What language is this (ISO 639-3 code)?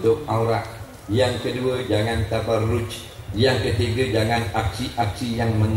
msa